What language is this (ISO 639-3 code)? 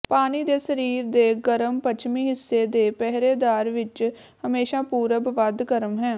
pan